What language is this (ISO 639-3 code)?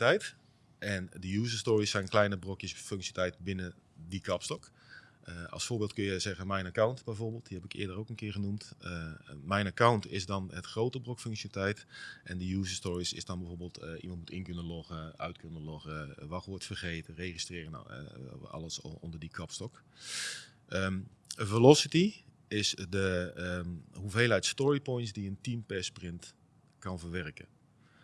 nld